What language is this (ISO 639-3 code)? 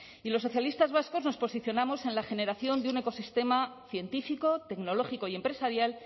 spa